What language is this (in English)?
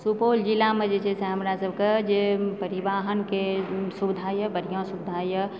Maithili